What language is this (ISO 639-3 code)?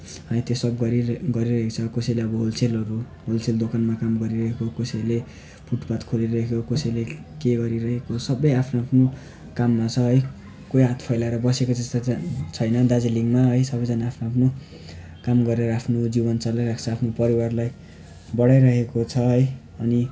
nep